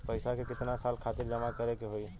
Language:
Bhojpuri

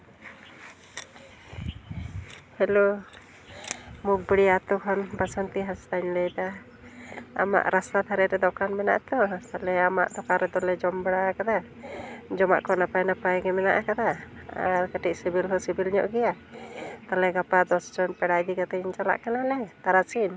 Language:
Santali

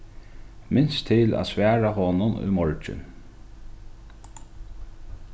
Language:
Faroese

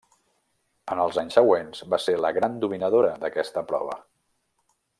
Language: Catalan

